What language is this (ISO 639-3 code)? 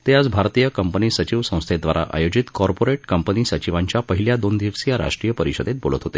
mar